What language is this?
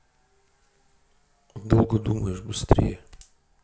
Russian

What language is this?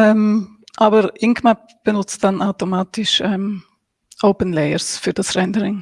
German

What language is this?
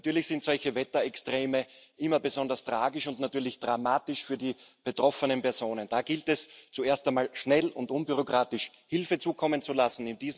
German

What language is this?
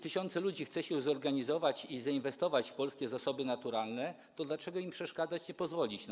Polish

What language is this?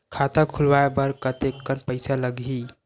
Chhattisgarhi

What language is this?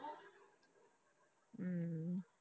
Punjabi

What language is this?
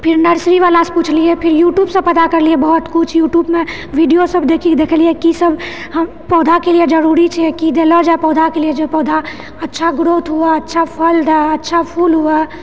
Maithili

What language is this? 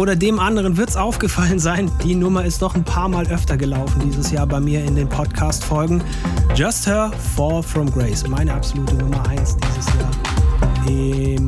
German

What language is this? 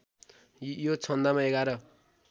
Nepali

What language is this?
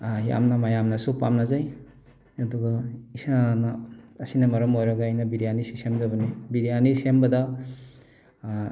Manipuri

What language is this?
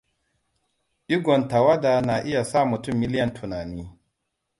Hausa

